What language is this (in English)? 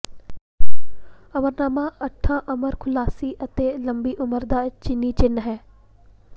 Punjabi